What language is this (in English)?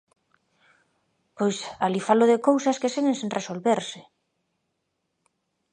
Galician